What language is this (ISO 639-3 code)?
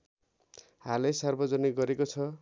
nep